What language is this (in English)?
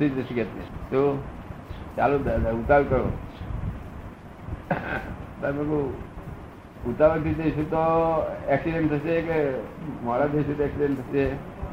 Gujarati